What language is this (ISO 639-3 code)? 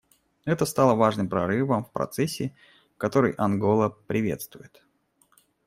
rus